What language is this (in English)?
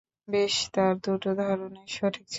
Bangla